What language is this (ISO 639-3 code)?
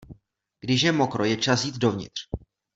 ces